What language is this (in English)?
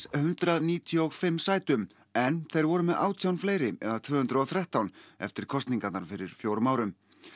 Icelandic